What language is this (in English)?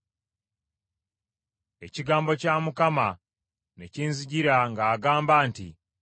Ganda